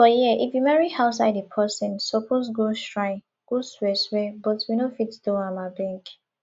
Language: Nigerian Pidgin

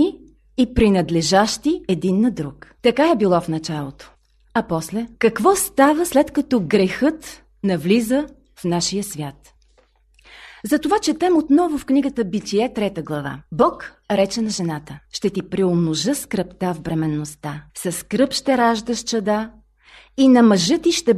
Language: Bulgarian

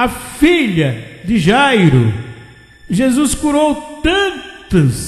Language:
Portuguese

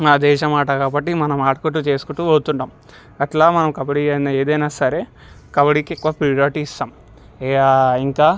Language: Telugu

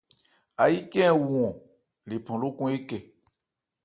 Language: Ebrié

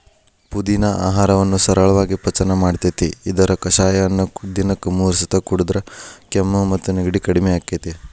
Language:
Kannada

